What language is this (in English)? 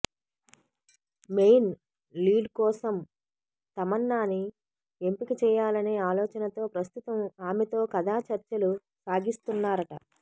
Telugu